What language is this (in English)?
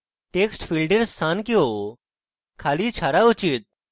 Bangla